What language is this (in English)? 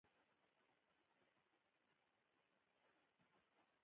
Pashto